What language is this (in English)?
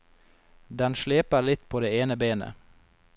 Norwegian